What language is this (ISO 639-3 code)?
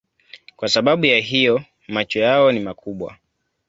swa